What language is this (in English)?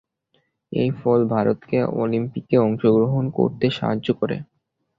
Bangla